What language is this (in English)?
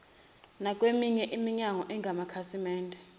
Zulu